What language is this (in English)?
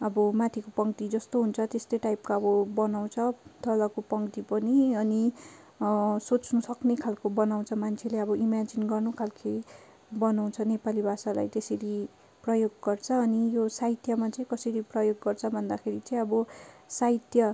Nepali